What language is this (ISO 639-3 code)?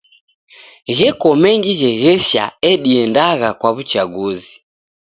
dav